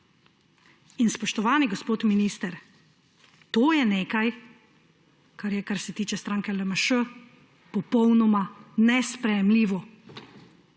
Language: Slovenian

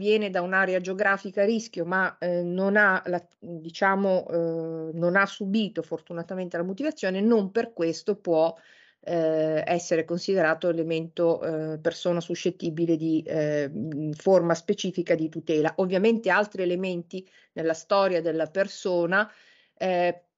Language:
Italian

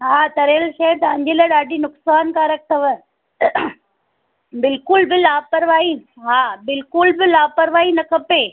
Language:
Sindhi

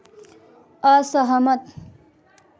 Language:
Hindi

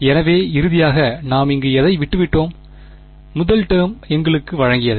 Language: Tamil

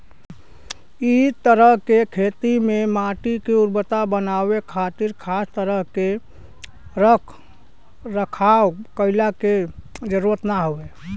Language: Bhojpuri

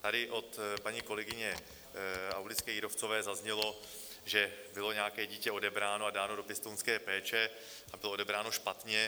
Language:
Czech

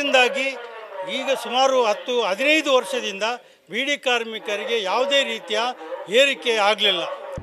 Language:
Kannada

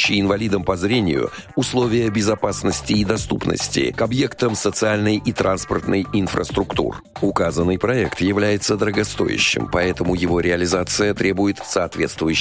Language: Russian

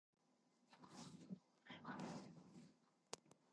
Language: English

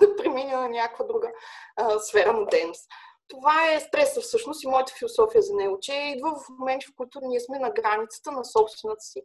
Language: Bulgarian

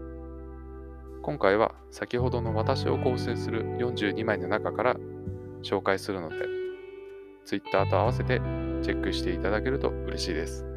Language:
Japanese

